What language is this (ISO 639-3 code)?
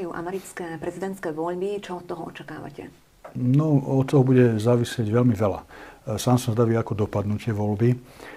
slk